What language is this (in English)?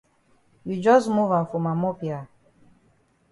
Cameroon Pidgin